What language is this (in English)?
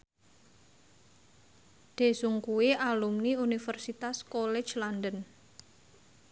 Javanese